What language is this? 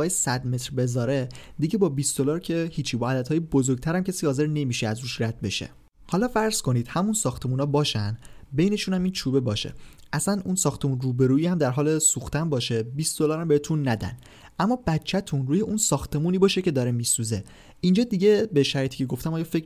Persian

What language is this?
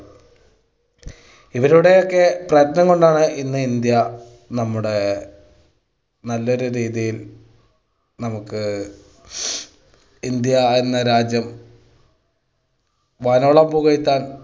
Malayalam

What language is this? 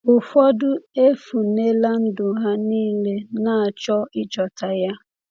Igbo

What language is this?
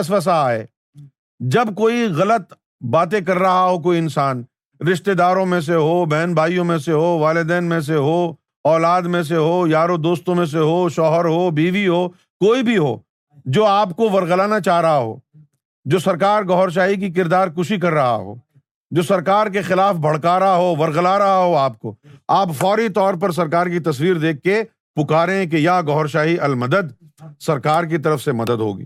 Urdu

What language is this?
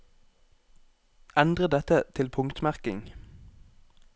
Norwegian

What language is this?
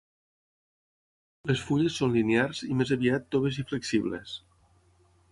Catalan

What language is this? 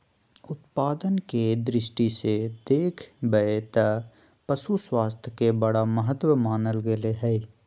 Magahi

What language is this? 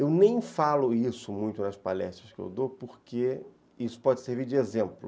Portuguese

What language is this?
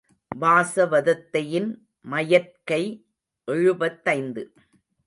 Tamil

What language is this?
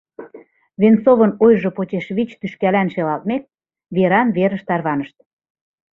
Mari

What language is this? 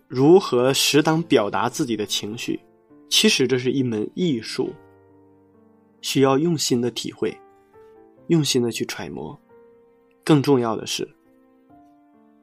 Chinese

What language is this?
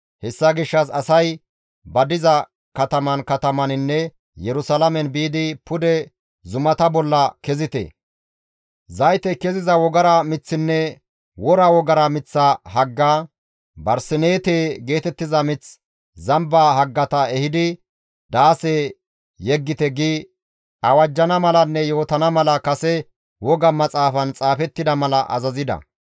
Gamo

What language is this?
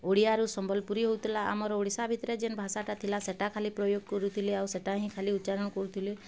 Odia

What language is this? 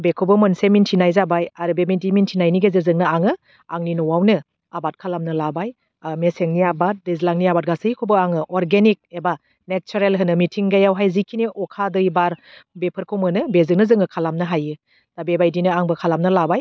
Bodo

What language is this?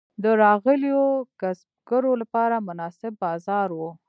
Pashto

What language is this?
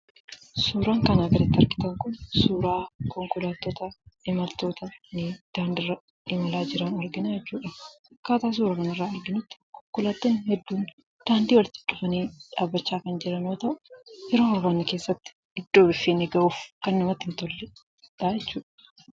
Oromo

